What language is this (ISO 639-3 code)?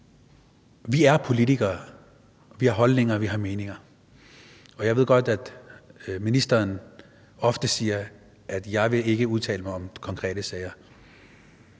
dan